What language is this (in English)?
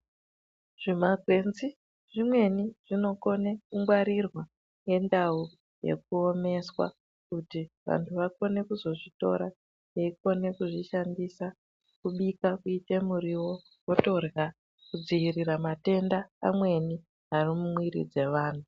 Ndau